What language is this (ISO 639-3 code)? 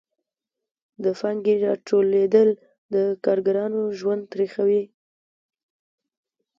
pus